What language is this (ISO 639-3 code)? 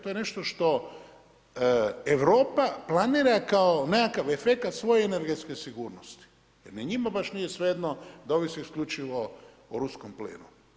hrv